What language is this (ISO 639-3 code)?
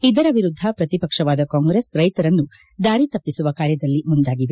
kan